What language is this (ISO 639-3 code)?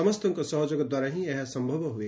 ori